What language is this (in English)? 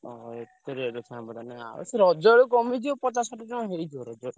Odia